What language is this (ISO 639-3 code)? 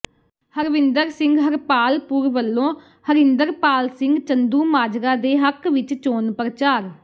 pan